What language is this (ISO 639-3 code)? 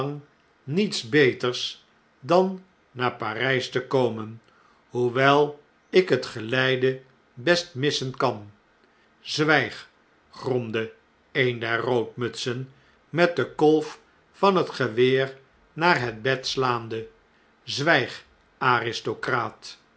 nld